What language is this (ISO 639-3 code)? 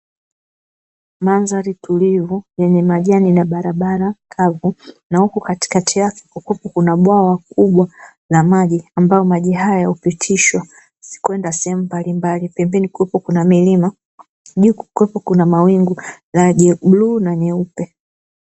swa